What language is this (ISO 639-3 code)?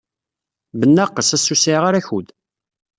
kab